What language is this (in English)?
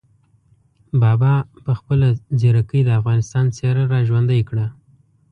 Pashto